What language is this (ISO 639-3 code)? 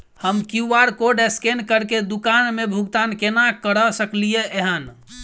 mai